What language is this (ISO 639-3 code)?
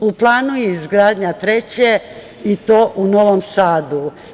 srp